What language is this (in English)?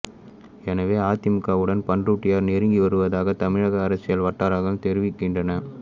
Tamil